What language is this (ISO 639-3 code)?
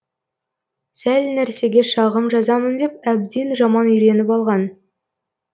kaz